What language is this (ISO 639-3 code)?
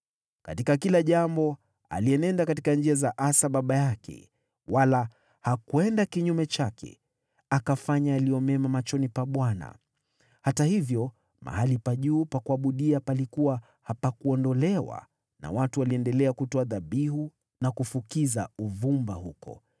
swa